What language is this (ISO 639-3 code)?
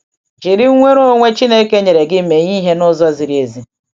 ibo